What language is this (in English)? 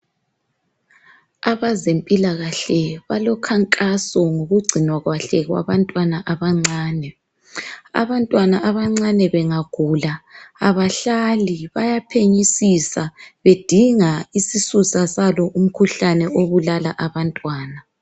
North Ndebele